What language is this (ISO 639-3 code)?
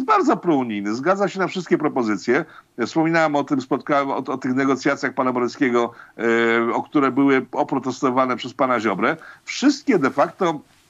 pol